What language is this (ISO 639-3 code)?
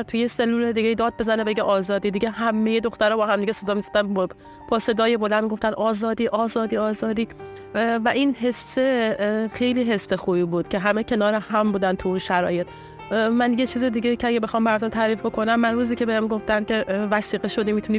fas